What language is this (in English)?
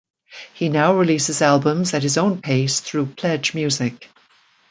English